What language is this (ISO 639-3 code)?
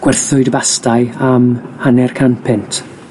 cym